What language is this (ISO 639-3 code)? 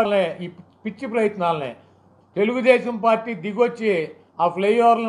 ron